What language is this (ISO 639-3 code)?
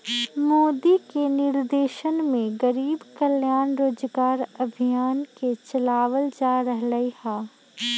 mag